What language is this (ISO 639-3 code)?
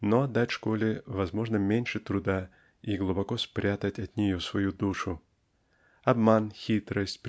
rus